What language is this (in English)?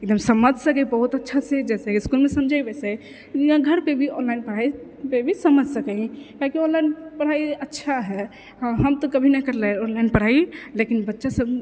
Maithili